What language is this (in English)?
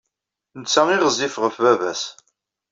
Kabyle